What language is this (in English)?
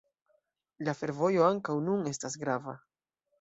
Esperanto